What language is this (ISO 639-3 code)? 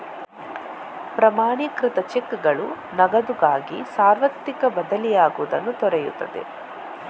kan